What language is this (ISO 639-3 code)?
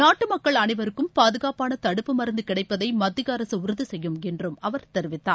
tam